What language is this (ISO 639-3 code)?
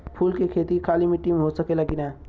bho